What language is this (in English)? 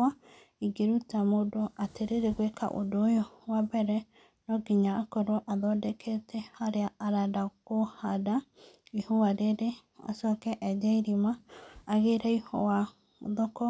Kikuyu